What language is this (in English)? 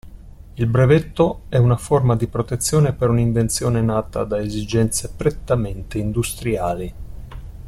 Italian